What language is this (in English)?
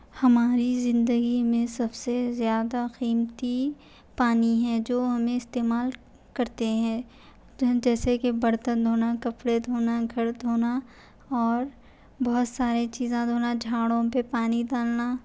Urdu